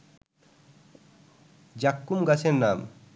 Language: Bangla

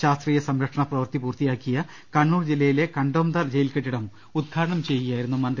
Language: Malayalam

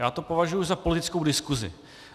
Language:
Czech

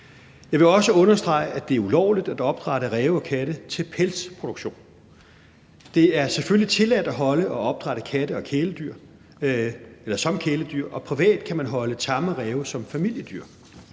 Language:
Danish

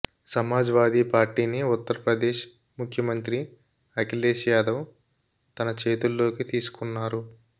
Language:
Telugu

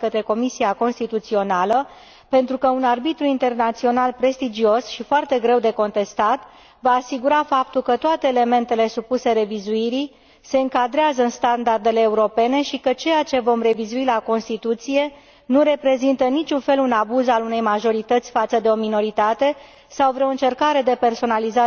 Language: Romanian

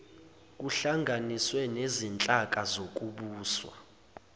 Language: Zulu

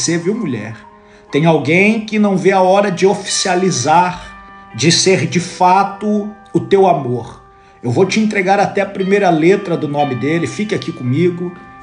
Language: Portuguese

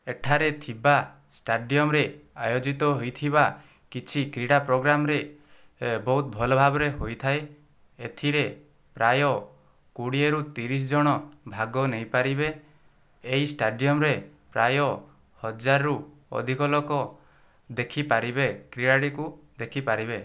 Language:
Odia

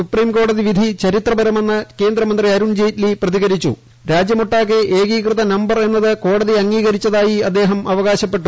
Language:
Malayalam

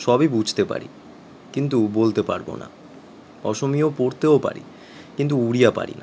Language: Bangla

